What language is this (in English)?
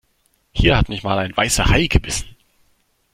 German